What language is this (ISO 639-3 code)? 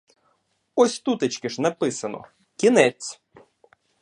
ukr